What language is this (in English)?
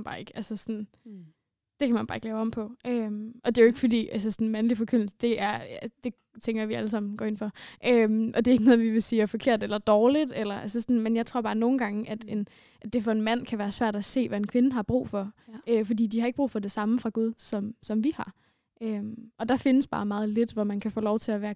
Danish